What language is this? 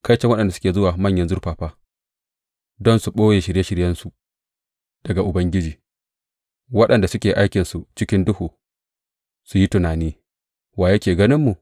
Hausa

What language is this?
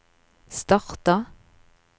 Norwegian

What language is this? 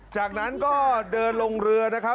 Thai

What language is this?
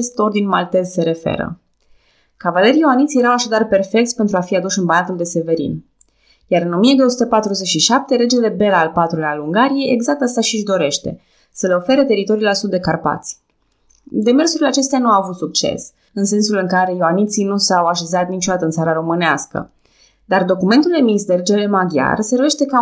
Romanian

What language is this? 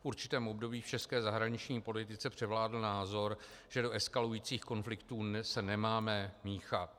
Czech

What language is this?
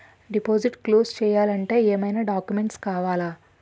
Telugu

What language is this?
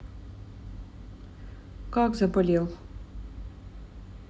Russian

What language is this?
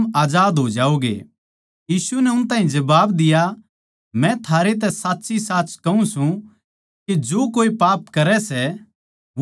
Haryanvi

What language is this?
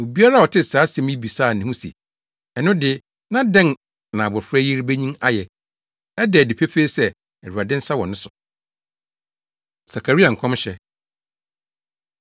Akan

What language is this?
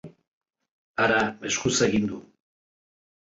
Basque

